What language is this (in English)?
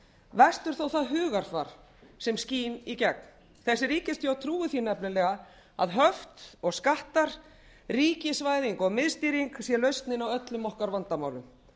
Icelandic